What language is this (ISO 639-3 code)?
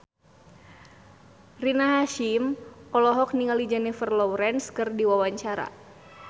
sun